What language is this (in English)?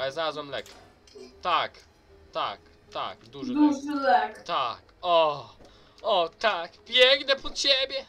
Polish